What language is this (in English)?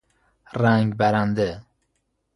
Persian